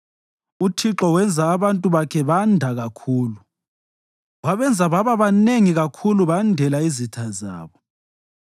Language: North Ndebele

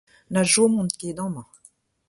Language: Breton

